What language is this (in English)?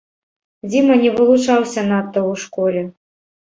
Belarusian